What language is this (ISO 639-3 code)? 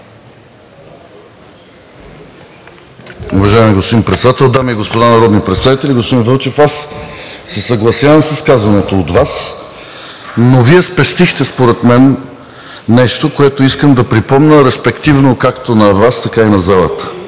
bul